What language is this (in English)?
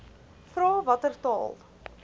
Afrikaans